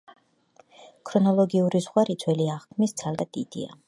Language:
Georgian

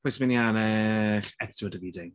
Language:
Welsh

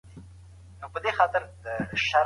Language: Pashto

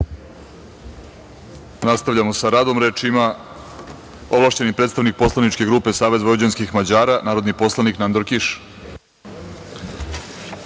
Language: Serbian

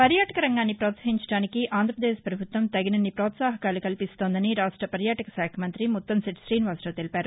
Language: Telugu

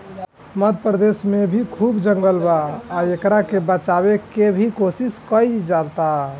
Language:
Bhojpuri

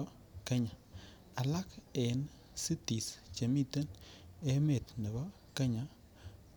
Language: Kalenjin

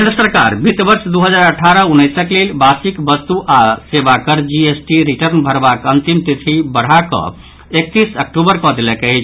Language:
Maithili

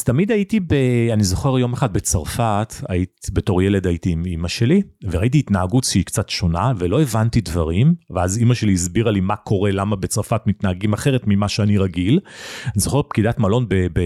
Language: Hebrew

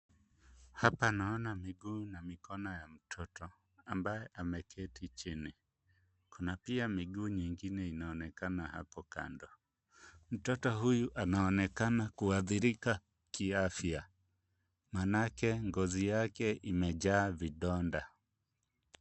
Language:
Swahili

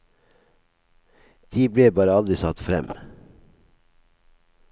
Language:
Norwegian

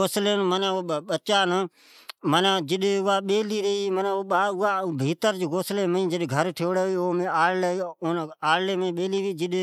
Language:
Od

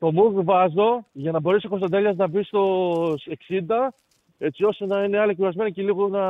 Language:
Greek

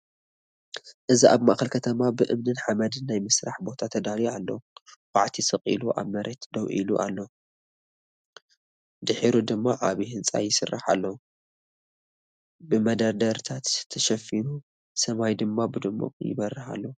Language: Tigrinya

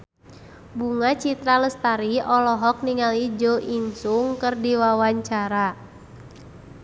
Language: Sundanese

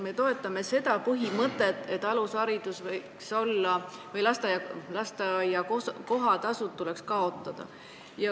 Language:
Estonian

